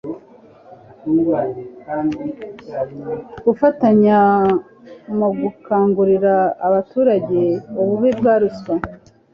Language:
Kinyarwanda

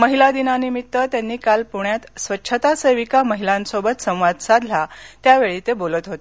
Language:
Marathi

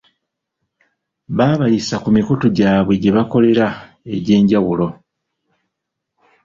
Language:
Ganda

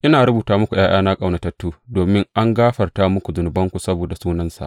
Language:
Hausa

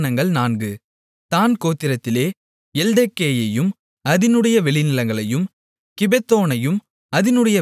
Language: Tamil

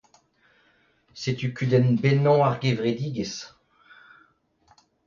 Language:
Breton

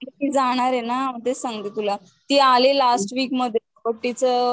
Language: Marathi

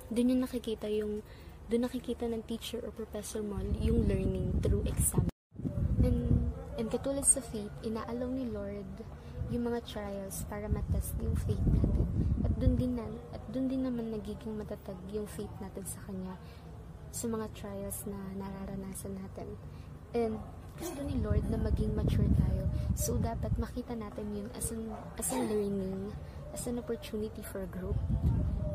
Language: Filipino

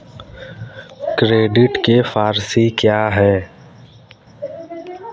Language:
Hindi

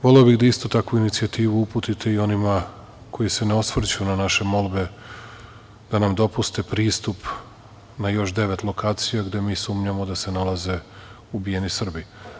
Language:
Serbian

